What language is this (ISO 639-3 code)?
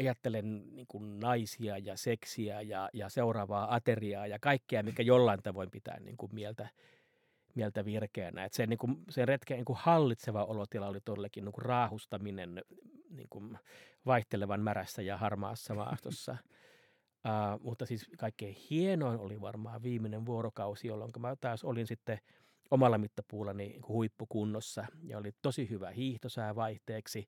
fin